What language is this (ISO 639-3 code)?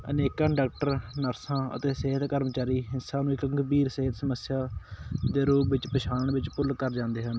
pan